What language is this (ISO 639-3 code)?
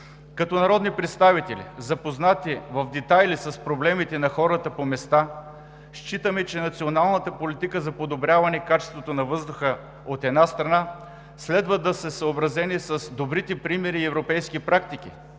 bul